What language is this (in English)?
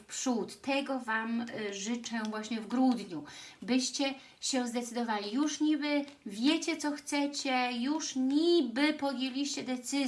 Polish